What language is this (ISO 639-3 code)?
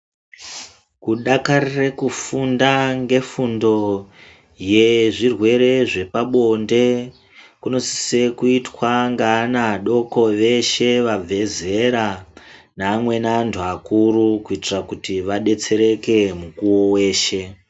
ndc